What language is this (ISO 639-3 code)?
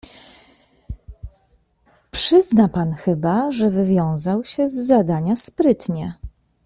pol